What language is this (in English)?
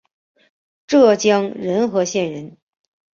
Chinese